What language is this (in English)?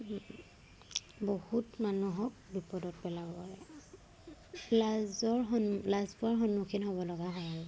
Assamese